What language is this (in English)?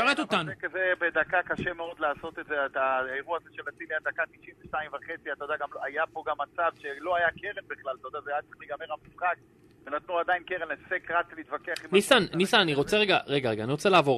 Hebrew